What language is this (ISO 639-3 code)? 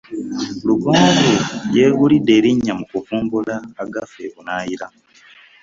lug